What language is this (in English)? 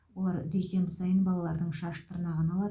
Kazakh